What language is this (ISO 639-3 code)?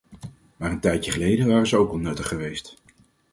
nld